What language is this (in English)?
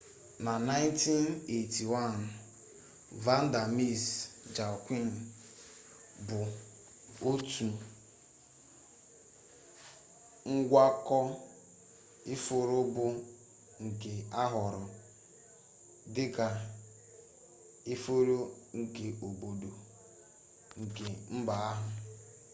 Igbo